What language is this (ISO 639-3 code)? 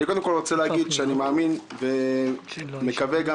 heb